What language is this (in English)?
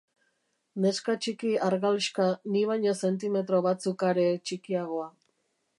Basque